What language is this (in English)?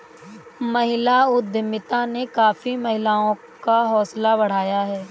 Hindi